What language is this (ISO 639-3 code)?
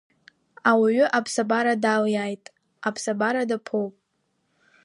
abk